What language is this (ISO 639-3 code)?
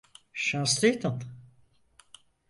tur